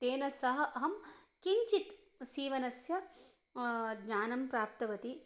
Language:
Sanskrit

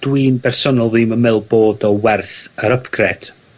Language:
Welsh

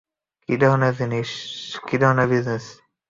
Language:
Bangla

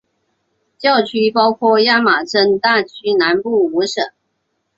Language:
Chinese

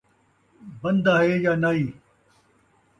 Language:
Saraiki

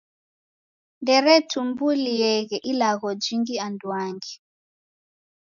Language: Taita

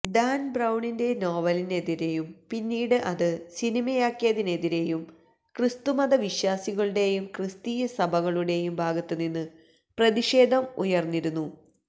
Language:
Malayalam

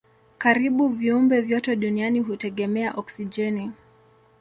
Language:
Swahili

